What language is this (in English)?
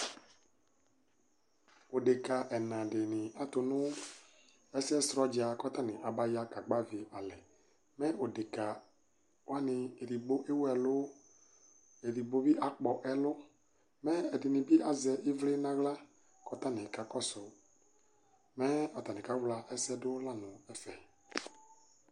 Ikposo